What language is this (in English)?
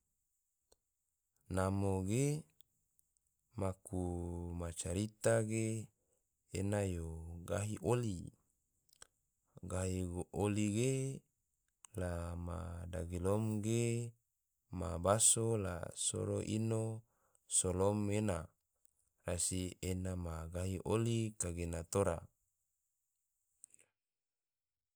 Tidore